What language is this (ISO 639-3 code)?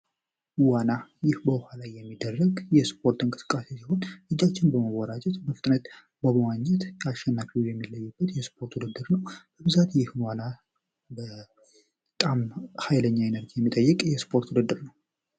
amh